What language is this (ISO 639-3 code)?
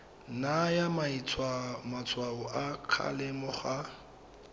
tsn